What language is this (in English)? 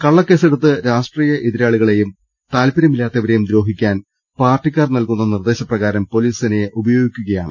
Malayalam